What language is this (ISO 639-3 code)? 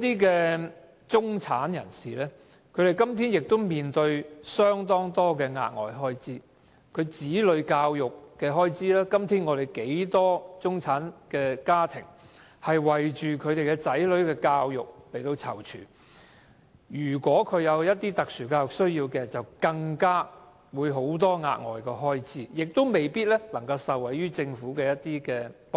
yue